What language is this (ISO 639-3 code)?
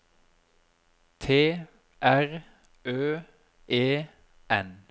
nor